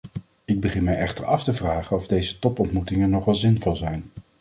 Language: Dutch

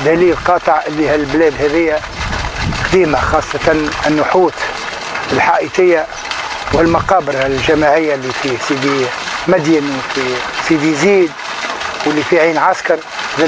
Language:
Arabic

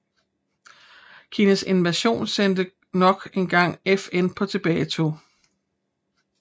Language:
Danish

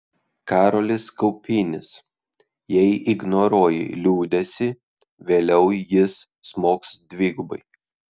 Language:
Lithuanian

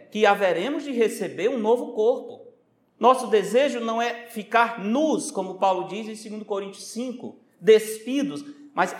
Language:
Portuguese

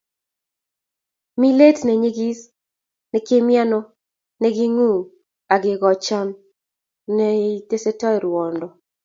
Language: Kalenjin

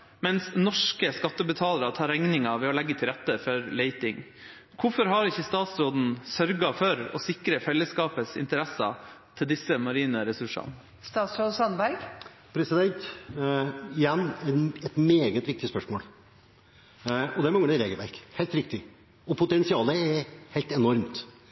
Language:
Norwegian Bokmål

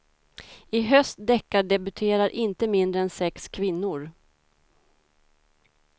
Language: Swedish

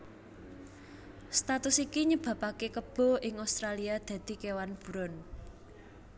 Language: Javanese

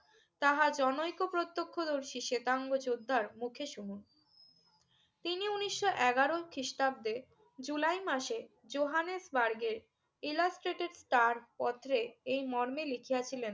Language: Bangla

